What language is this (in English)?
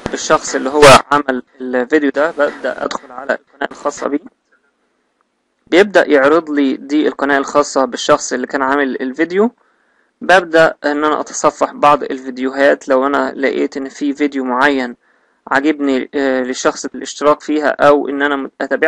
Arabic